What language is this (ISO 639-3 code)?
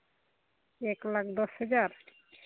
sat